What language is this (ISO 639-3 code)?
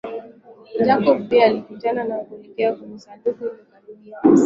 swa